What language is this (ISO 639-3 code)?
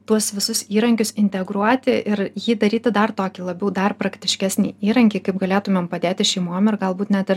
lit